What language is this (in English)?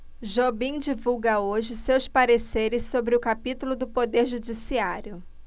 Portuguese